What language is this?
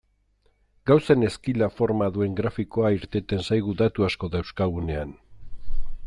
Basque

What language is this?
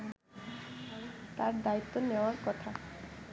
Bangla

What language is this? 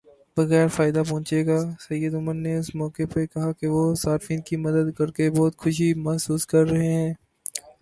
Urdu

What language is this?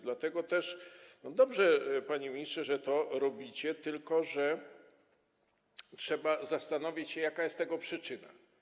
Polish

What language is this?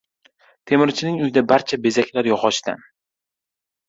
Uzbek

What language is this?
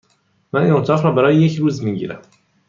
Persian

